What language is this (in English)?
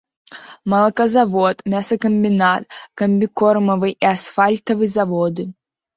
Belarusian